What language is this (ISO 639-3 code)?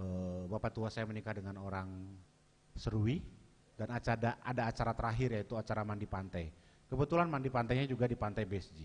ind